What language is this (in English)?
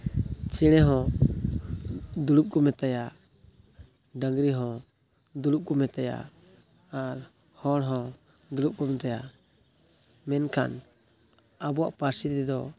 Santali